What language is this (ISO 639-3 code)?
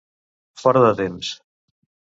cat